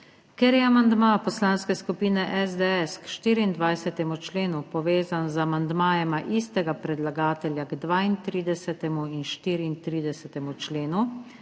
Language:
Slovenian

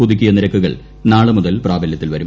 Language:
Malayalam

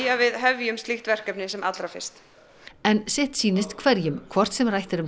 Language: Icelandic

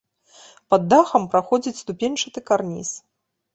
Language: Belarusian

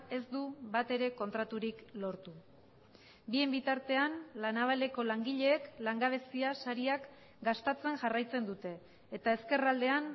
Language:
Basque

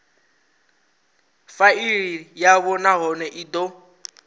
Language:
Venda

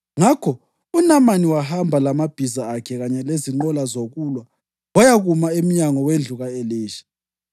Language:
North Ndebele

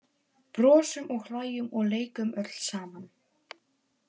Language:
Icelandic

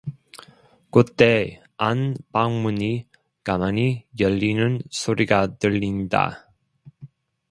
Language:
Korean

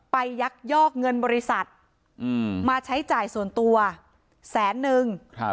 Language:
Thai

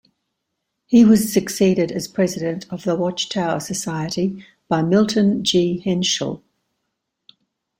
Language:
English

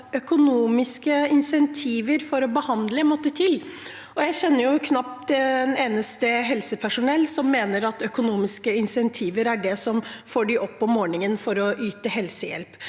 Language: Norwegian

